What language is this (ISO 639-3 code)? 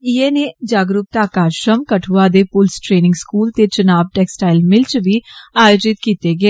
doi